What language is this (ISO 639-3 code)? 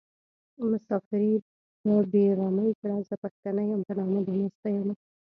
pus